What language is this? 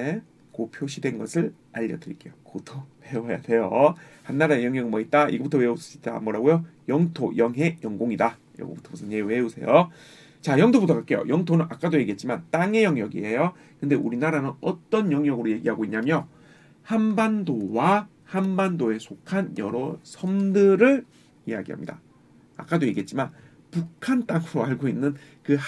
Korean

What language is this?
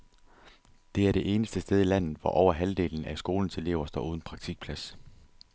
Danish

